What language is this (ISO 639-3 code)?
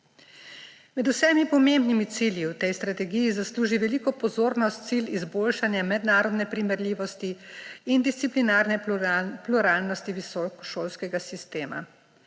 slv